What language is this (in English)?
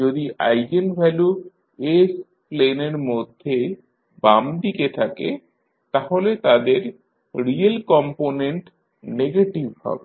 Bangla